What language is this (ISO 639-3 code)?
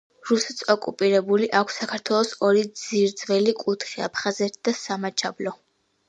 kat